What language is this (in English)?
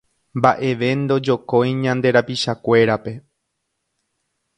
Guarani